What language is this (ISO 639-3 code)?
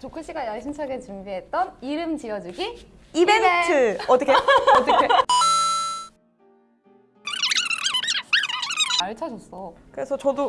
kor